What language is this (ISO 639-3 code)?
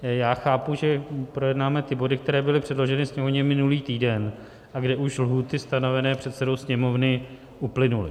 ces